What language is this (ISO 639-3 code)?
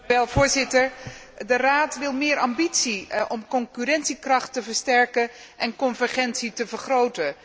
nld